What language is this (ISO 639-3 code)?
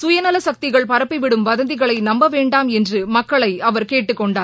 tam